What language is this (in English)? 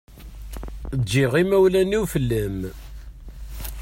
Kabyle